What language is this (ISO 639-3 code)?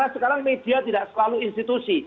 ind